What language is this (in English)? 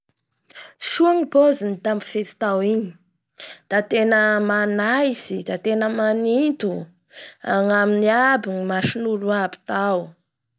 Bara Malagasy